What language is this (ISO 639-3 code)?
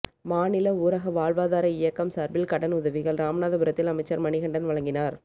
tam